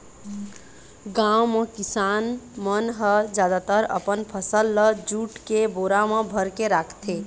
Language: Chhattisgarhi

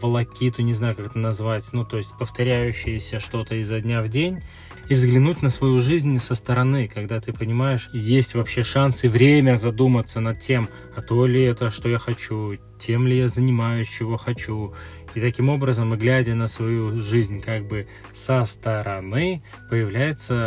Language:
Russian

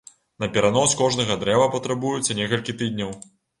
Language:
Belarusian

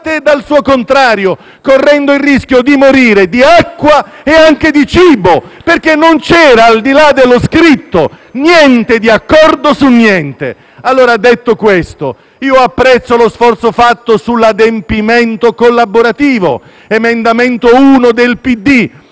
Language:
Italian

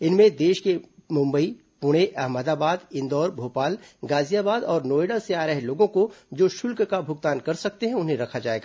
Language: Hindi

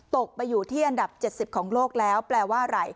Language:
Thai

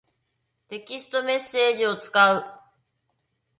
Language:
Japanese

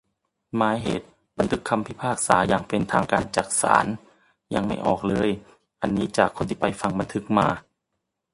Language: Thai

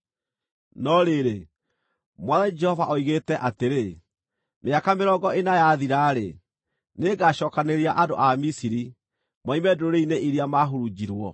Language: Kikuyu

